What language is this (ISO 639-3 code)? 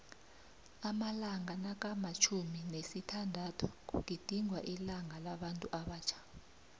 nbl